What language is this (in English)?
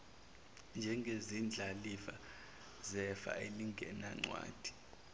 Zulu